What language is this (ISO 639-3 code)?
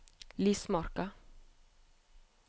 nor